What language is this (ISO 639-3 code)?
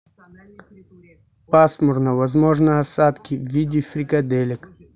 rus